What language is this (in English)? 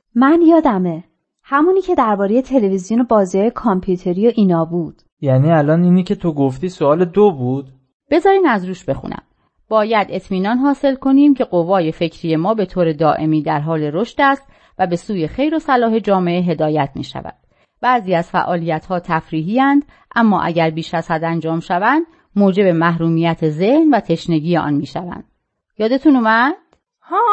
Persian